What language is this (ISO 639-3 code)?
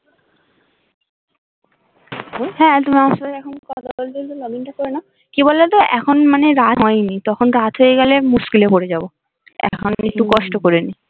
ben